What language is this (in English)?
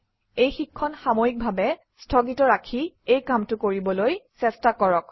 Assamese